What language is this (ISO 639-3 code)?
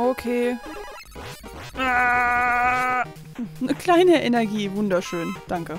deu